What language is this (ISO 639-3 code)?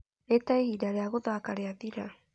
kik